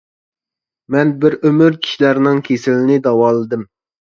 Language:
Uyghur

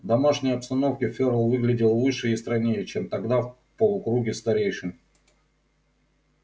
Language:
Russian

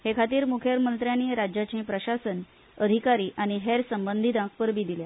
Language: Konkani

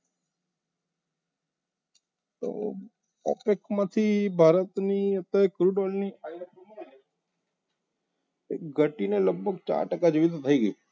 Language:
Gujarati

